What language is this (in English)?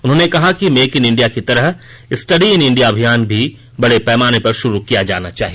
Hindi